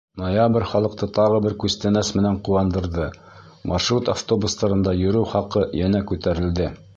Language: Bashkir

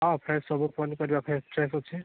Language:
Odia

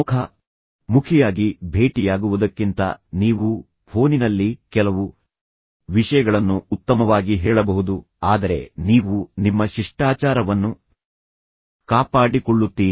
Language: Kannada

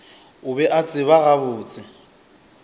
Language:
Northern Sotho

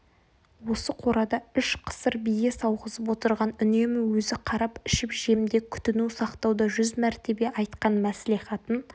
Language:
Kazakh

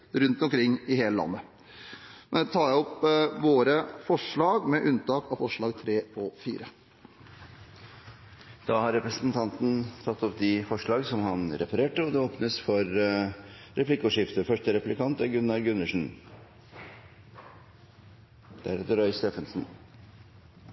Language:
Norwegian Bokmål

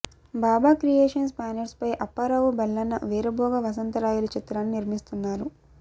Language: Telugu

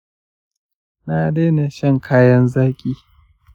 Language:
Hausa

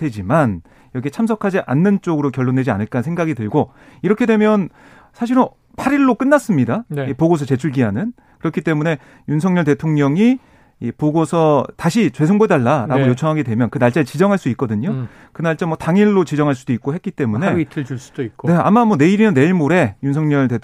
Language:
Korean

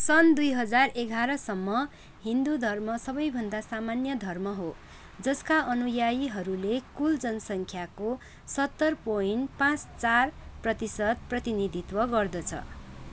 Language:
Nepali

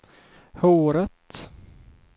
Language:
Swedish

